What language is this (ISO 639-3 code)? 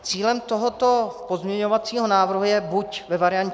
ces